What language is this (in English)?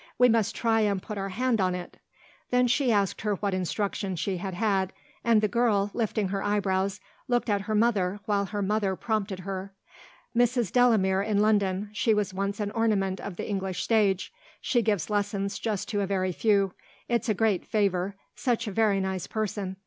English